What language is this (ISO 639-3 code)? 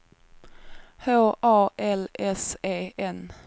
swe